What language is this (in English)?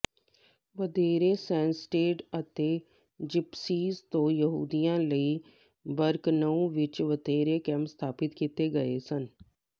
Punjabi